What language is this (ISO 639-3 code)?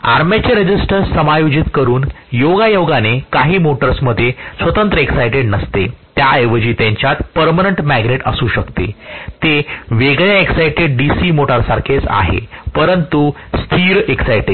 mar